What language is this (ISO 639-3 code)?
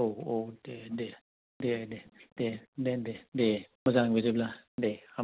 brx